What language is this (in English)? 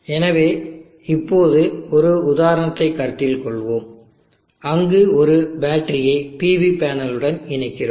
Tamil